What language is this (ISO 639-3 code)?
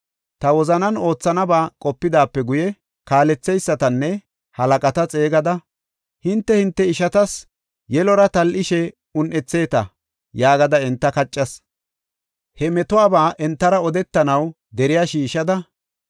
gof